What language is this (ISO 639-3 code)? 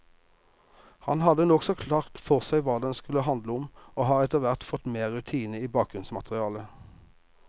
nor